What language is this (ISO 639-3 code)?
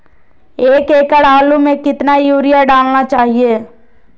mag